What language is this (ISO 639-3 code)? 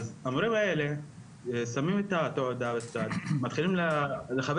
heb